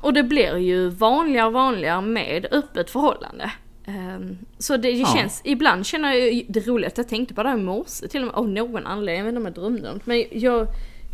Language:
Swedish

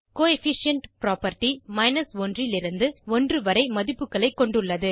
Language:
Tamil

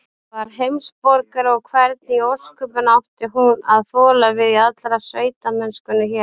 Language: Icelandic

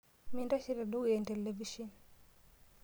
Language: Masai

